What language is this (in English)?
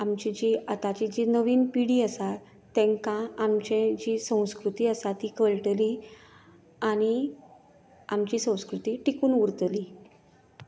Konkani